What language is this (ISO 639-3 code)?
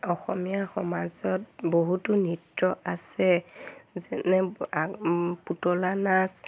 asm